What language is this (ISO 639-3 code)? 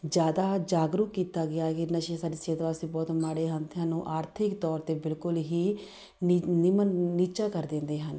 pan